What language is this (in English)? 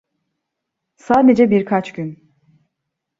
Turkish